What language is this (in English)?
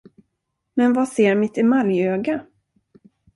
Swedish